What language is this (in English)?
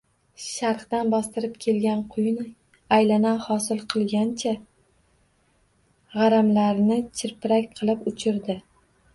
Uzbek